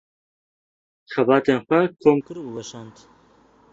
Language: Kurdish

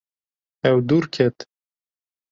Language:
Kurdish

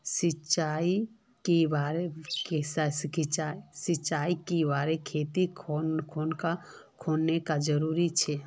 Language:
Magahi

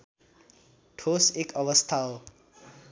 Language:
Nepali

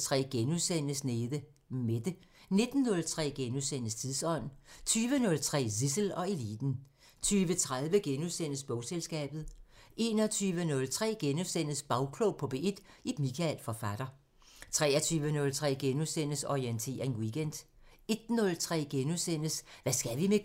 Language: Danish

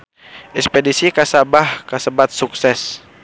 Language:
Sundanese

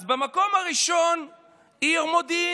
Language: Hebrew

